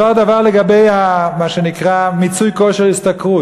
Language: Hebrew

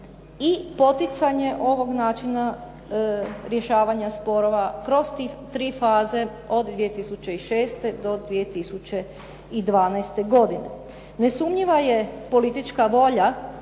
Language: Croatian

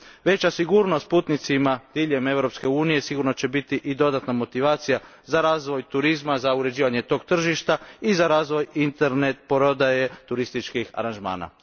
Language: Croatian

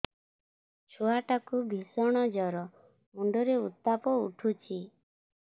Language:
Odia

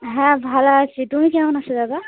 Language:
Bangla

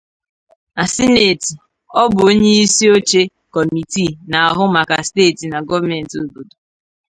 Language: Igbo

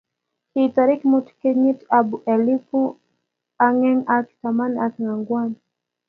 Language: Kalenjin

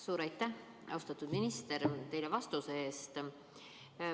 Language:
Estonian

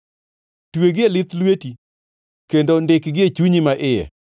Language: Luo (Kenya and Tanzania)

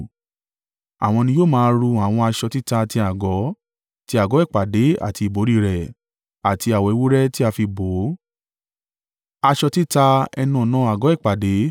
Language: Yoruba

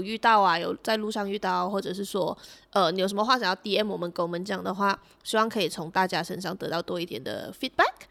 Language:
Chinese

